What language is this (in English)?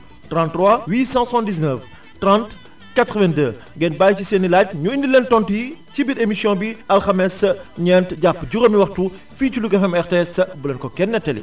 Wolof